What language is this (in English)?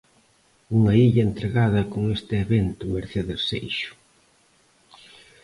Galician